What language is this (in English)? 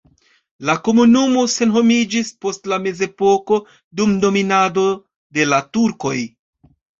Esperanto